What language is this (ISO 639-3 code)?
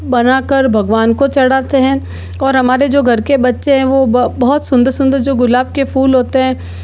hin